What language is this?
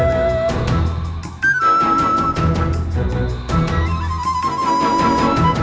Indonesian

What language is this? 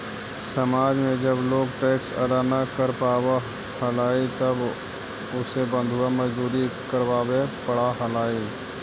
Magahi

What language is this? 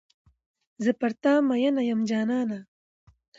Pashto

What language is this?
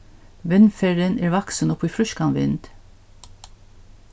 Faroese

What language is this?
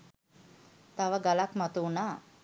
Sinhala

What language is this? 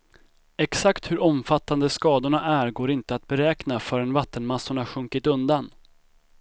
Swedish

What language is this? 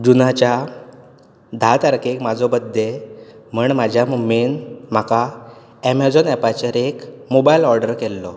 Konkani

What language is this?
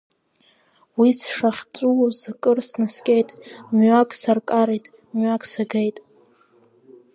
Abkhazian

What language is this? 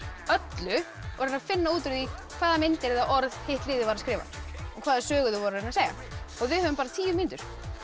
Icelandic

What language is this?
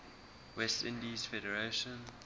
English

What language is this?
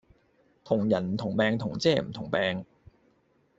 Cantonese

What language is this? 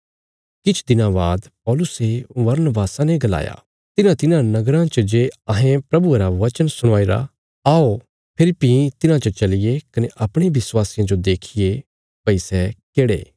Bilaspuri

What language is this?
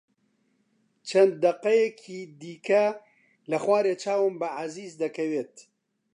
Central Kurdish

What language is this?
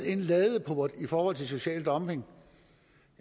Danish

